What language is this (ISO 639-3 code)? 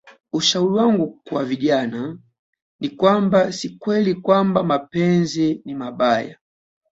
swa